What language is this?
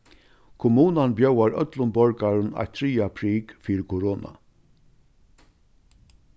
Faroese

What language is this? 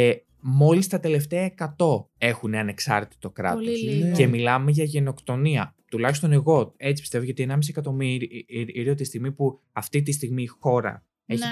Greek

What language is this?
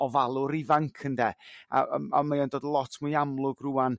Welsh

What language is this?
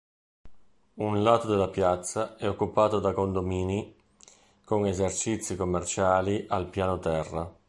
Italian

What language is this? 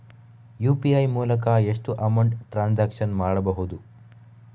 Kannada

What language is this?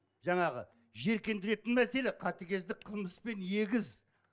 Kazakh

